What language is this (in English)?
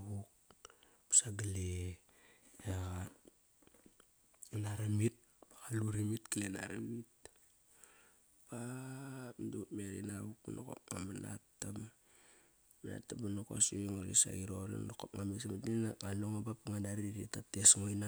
Kairak